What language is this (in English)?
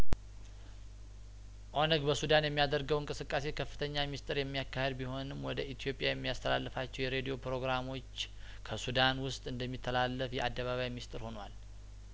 Amharic